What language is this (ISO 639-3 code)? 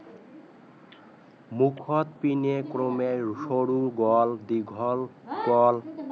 asm